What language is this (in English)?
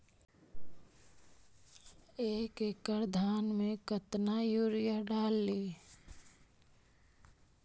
Magahi